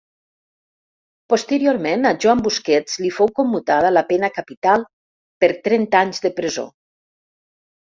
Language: Catalan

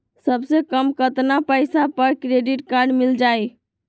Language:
Magahi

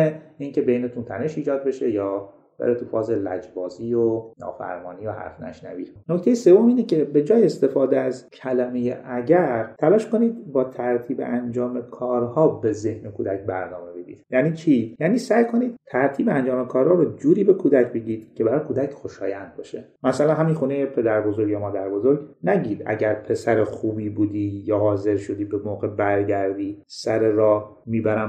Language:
Persian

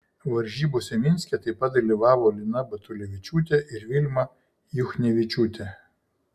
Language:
Lithuanian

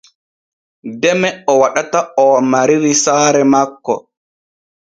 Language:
Borgu Fulfulde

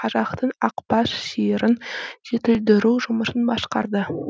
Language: Kazakh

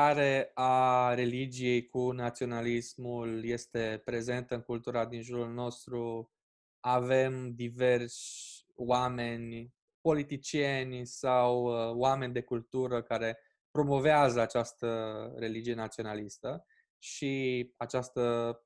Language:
Romanian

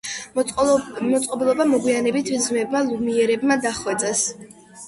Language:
Georgian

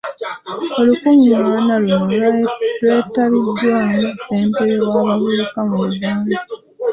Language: Ganda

